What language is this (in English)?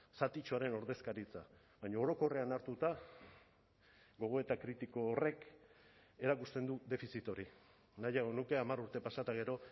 Basque